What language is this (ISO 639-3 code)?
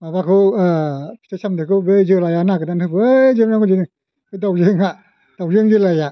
brx